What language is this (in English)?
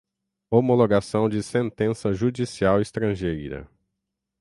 Portuguese